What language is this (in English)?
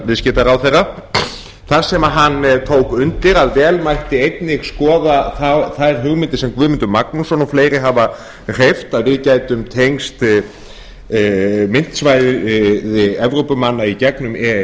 Icelandic